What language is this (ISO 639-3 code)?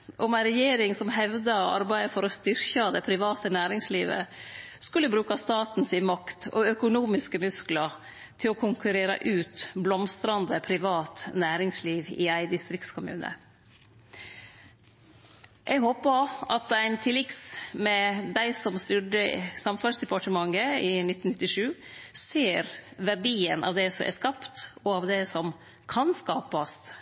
nno